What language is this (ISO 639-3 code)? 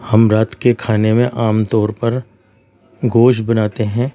urd